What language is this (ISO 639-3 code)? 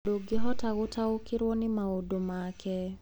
kik